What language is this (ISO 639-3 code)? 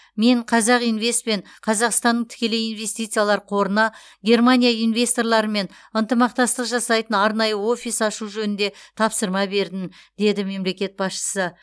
kaz